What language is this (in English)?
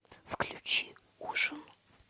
Russian